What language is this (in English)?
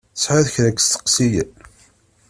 Kabyle